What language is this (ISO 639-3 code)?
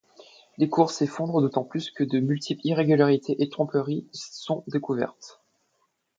fra